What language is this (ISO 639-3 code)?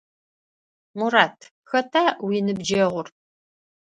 ady